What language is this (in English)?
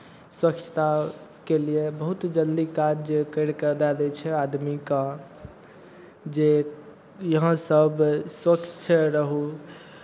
Maithili